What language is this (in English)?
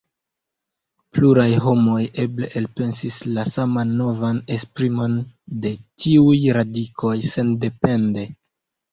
Esperanto